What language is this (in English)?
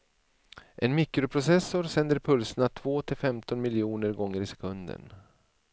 Swedish